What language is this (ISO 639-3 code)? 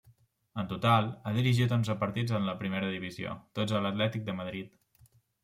cat